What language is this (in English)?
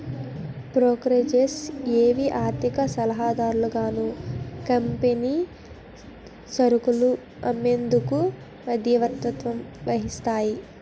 Telugu